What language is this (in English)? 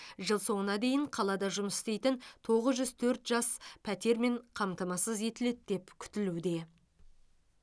Kazakh